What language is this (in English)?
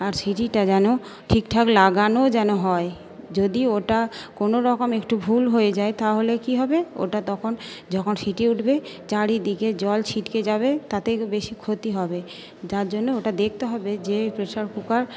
Bangla